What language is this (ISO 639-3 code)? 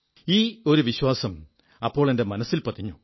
mal